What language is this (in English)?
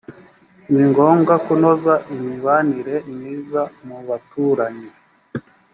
Kinyarwanda